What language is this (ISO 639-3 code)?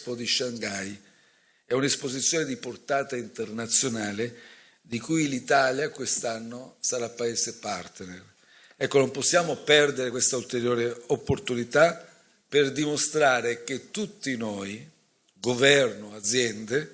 ita